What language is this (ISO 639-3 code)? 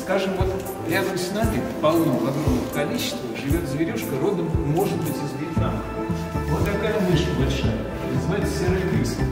rus